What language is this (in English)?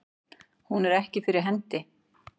Icelandic